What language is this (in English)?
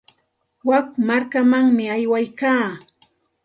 Santa Ana de Tusi Pasco Quechua